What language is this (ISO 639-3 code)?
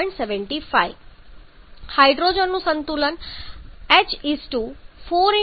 guj